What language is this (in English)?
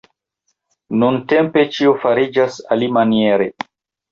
Esperanto